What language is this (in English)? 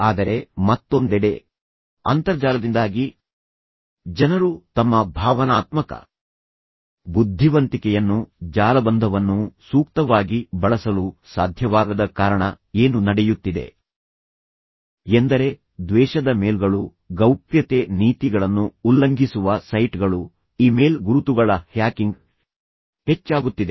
Kannada